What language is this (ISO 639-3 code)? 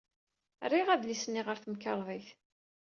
kab